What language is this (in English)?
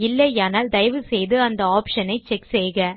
Tamil